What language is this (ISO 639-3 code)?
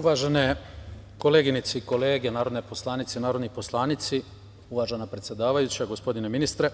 srp